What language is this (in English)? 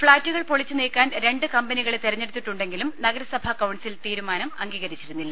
Malayalam